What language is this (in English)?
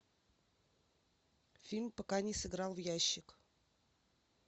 Russian